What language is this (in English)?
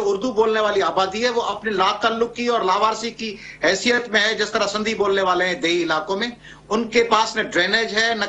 Italian